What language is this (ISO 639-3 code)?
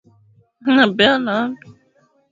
swa